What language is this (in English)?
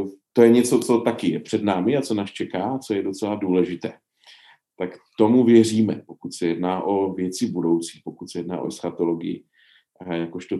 Czech